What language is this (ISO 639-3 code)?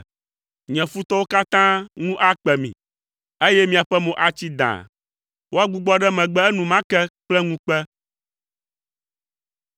ewe